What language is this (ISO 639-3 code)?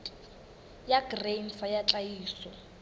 sot